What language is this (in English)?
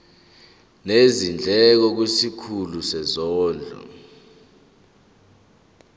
Zulu